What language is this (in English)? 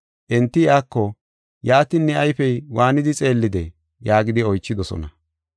Gofa